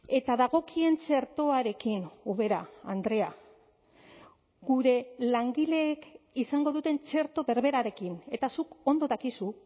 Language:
Basque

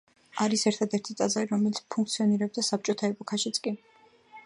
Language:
Georgian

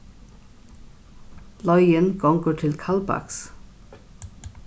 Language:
Faroese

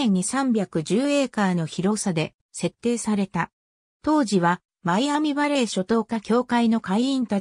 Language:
Japanese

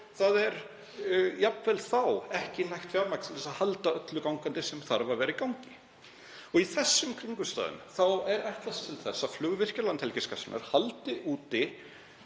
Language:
Icelandic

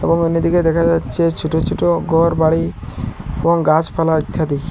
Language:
Bangla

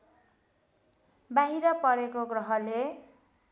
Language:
Nepali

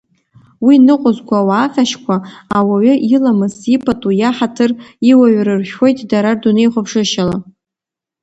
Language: Abkhazian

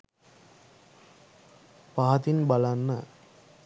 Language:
Sinhala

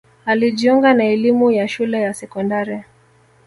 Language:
Swahili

